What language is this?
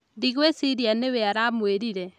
Kikuyu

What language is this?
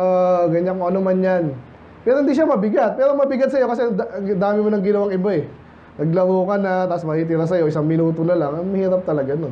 Filipino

